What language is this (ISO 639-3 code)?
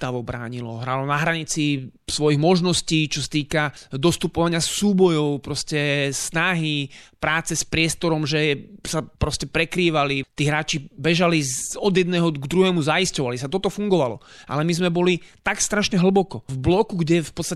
slk